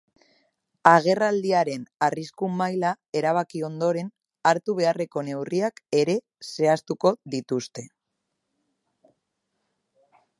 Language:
Basque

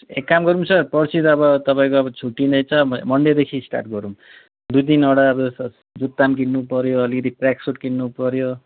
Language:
Nepali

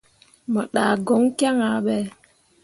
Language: Mundang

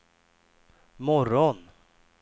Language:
Swedish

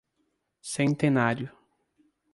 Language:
Portuguese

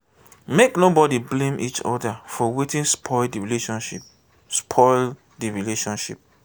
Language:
Nigerian Pidgin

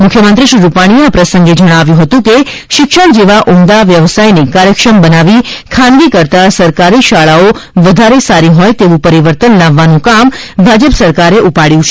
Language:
Gujarati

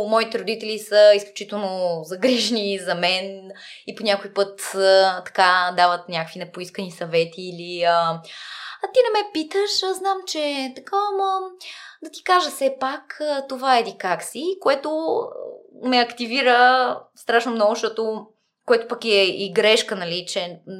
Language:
Bulgarian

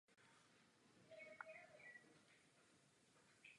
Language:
Czech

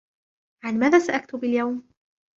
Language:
Arabic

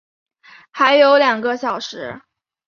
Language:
Chinese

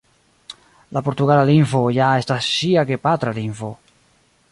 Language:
Esperanto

